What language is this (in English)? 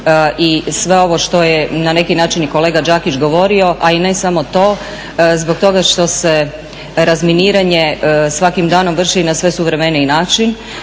Croatian